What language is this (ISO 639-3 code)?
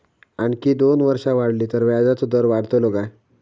mar